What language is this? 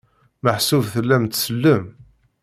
Kabyle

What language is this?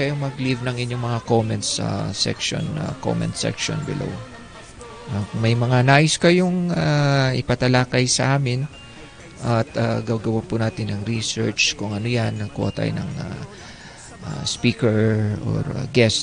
Filipino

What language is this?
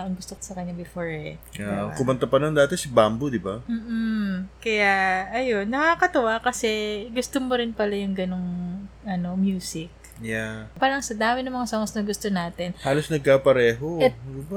Filipino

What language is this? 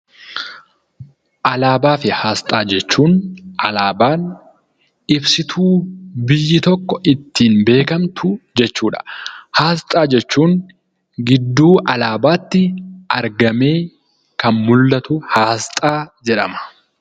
Oromo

